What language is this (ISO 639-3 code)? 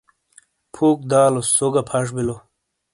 scl